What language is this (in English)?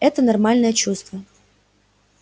Russian